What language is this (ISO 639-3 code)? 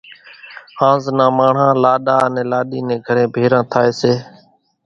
gjk